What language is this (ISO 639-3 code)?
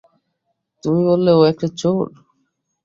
ben